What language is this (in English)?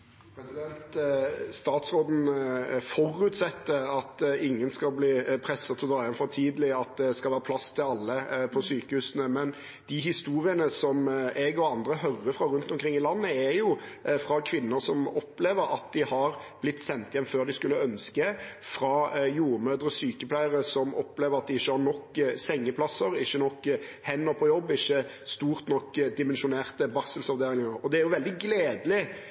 Norwegian Bokmål